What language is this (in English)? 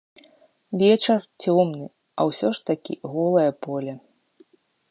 Belarusian